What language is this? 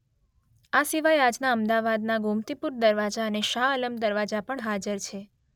Gujarati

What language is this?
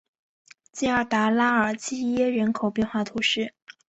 Chinese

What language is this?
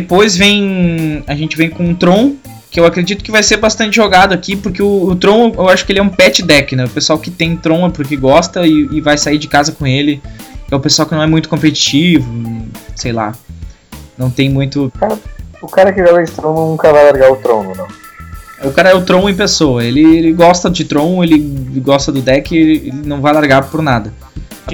Portuguese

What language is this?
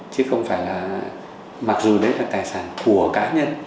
Vietnamese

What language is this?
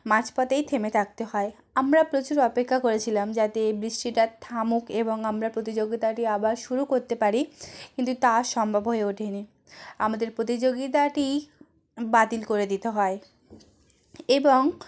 Bangla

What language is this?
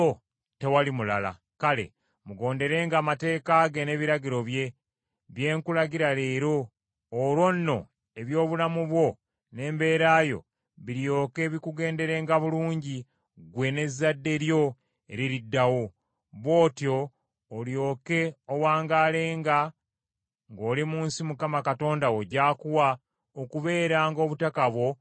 Ganda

